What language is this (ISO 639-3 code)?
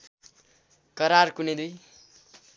nep